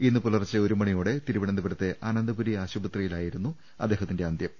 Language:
Malayalam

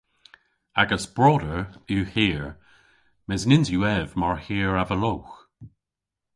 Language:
Cornish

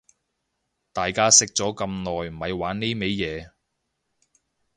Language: Cantonese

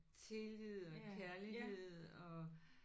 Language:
Danish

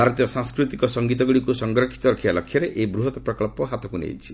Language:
Odia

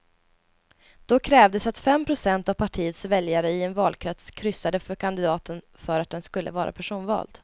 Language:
Swedish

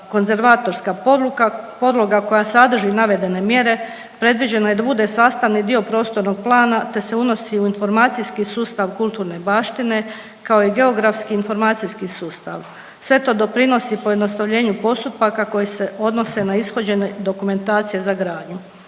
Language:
Croatian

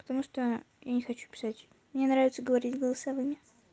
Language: Russian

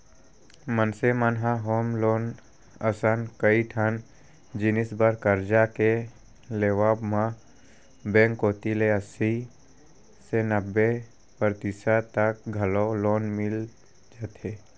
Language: Chhattisgarhi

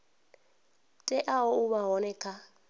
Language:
Venda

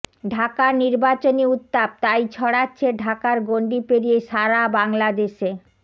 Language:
Bangla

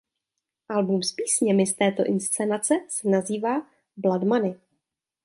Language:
Czech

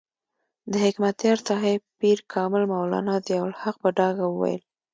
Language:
Pashto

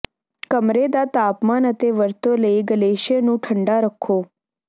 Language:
Punjabi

